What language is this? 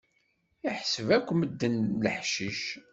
Kabyle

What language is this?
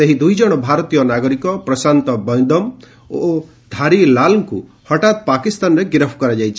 Odia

